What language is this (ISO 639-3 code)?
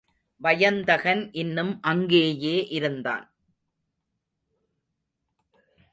tam